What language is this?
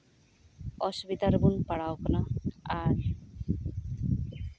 Santali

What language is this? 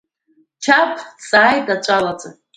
Abkhazian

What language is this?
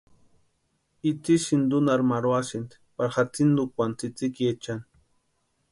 Western Highland Purepecha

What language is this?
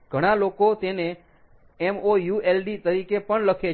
Gujarati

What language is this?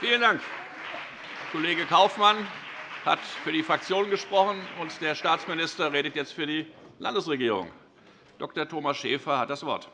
German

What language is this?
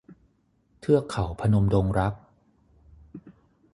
Thai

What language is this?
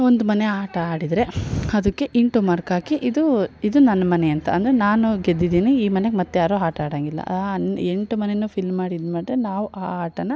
Kannada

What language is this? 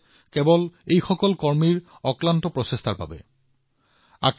Assamese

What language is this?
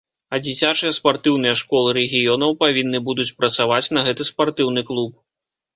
Belarusian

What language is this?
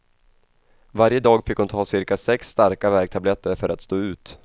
Swedish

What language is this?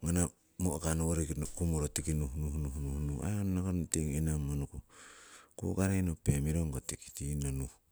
Siwai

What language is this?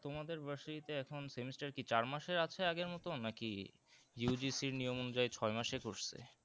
Bangla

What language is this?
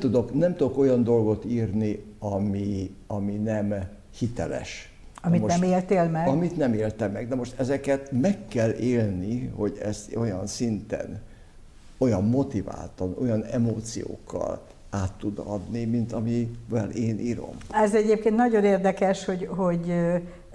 Hungarian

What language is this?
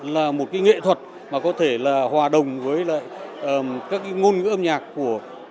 Vietnamese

